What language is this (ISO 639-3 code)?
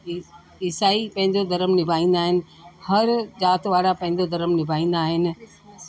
snd